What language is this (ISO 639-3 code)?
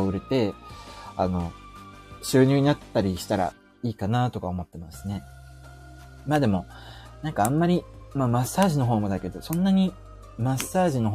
jpn